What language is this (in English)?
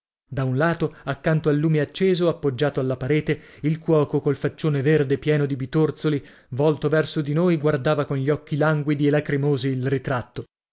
Italian